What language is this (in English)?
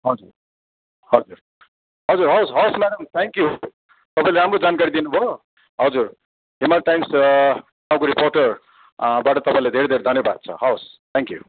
Nepali